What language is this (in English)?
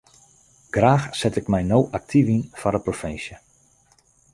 Western Frisian